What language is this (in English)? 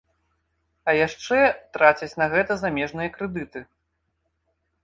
Belarusian